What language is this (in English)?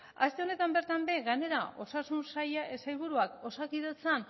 Basque